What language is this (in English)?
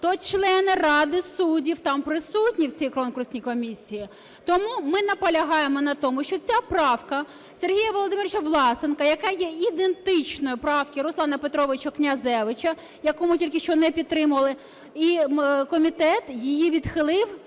Ukrainian